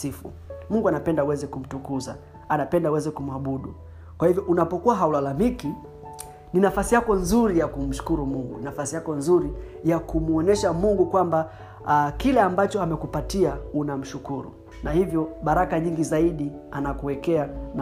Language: Swahili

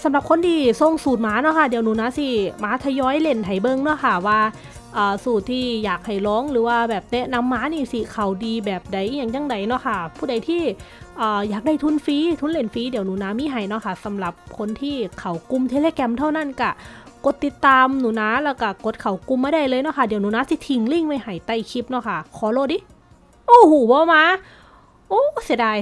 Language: Thai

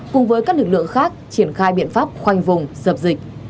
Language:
Vietnamese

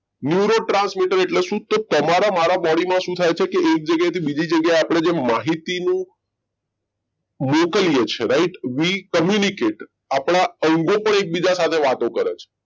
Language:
Gujarati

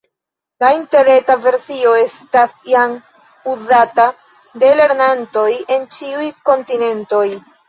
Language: Esperanto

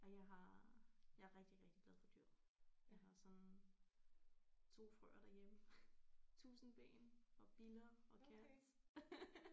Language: Danish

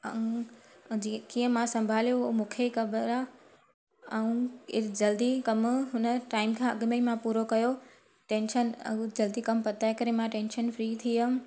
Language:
Sindhi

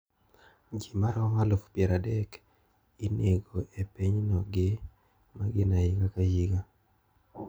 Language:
Luo (Kenya and Tanzania)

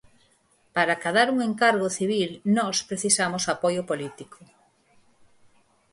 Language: Galician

